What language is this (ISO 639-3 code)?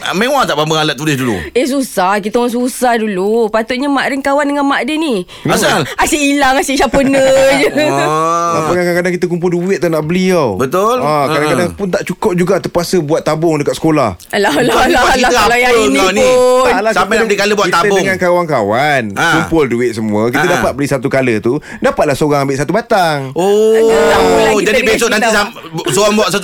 msa